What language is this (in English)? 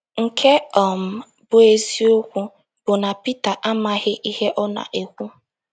Igbo